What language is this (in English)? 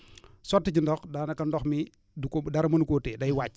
Wolof